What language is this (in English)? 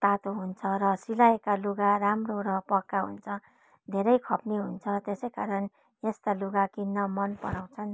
Nepali